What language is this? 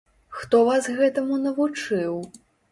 Belarusian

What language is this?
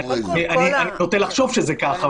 Hebrew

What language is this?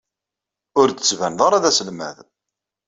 Kabyle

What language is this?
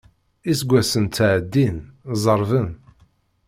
Kabyle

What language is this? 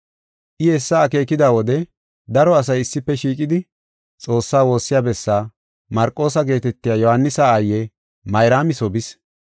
Gofa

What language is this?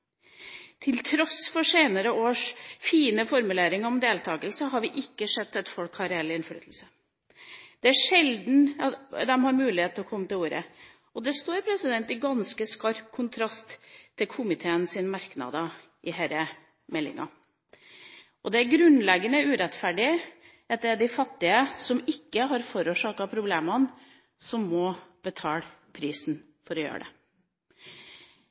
Norwegian Bokmål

